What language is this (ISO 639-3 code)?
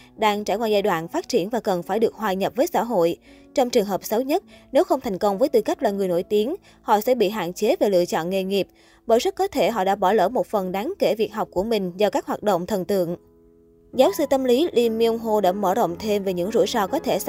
vie